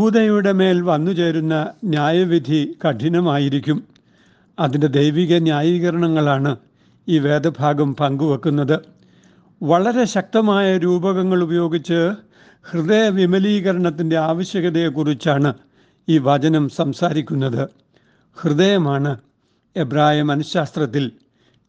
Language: Malayalam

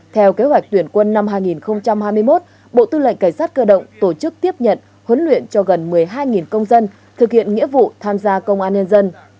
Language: Vietnamese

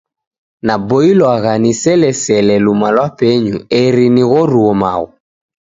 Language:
Taita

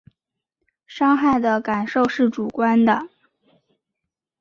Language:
Chinese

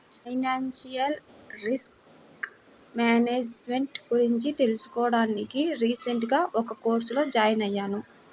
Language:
Telugu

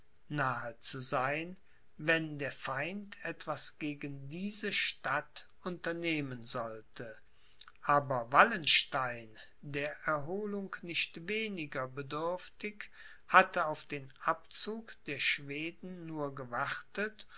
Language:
German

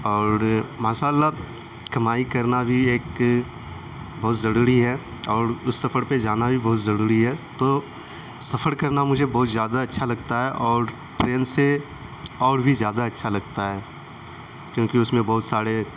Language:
Urdu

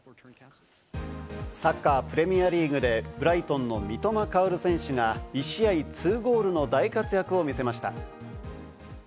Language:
Japanese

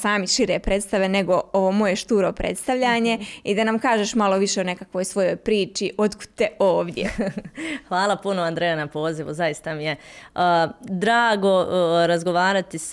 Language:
Croatian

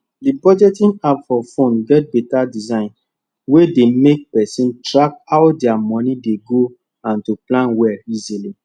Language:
Nigerian Pidgin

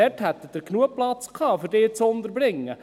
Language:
Swiss German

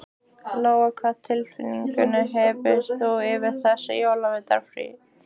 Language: Icelandic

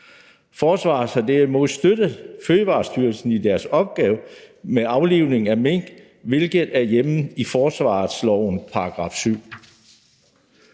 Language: Danish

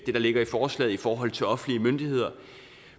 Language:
Danish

